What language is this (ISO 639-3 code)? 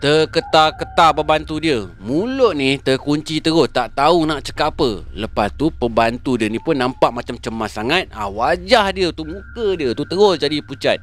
msa